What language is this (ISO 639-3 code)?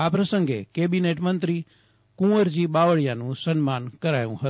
guj